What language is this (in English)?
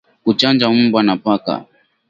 Swahili